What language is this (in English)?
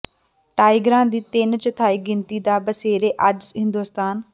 Punjabi